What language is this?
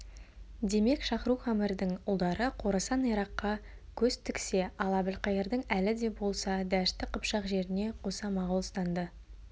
Kazakh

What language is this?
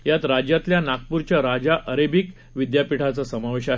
Marathi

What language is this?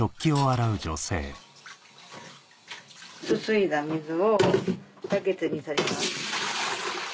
Japanese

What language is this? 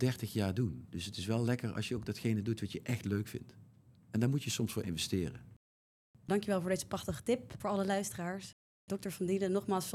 Dutch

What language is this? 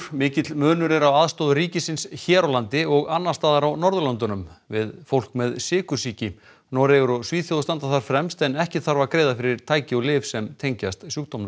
Icelandic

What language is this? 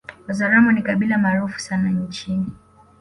Swahili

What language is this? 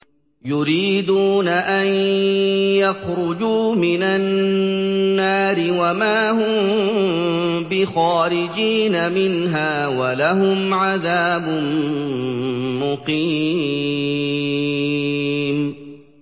Arabic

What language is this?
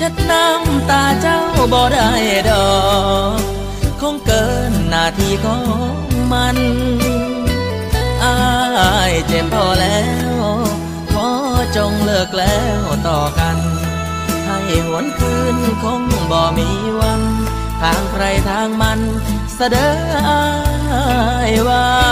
Thai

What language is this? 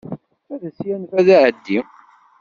Kabyle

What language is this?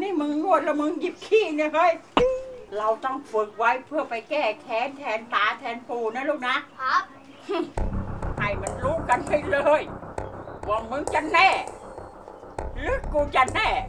Thai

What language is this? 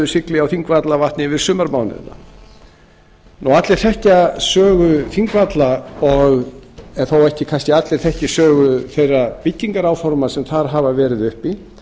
Icelandic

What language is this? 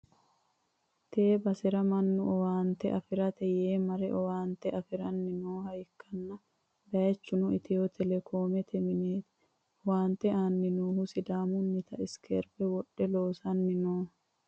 Sidamo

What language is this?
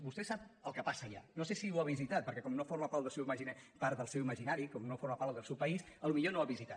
Catalan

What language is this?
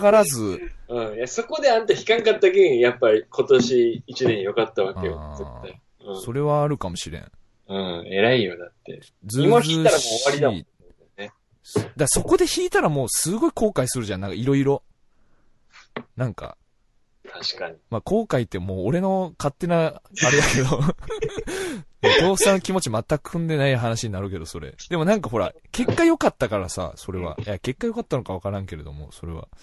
Japanese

